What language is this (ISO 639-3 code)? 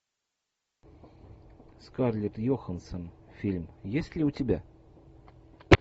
rus